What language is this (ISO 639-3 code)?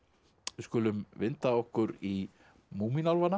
isl